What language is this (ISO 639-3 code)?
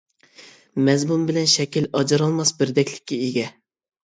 uig